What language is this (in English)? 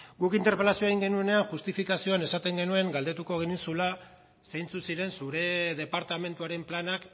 Basque